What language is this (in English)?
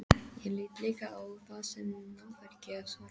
Icelandic